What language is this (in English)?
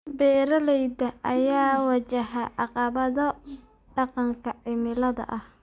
Somali